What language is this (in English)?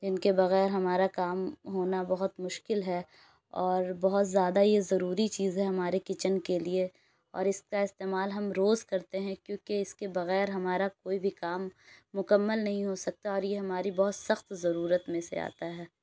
Urdu